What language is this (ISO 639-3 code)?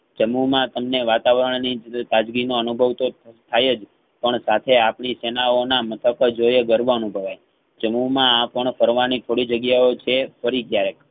guj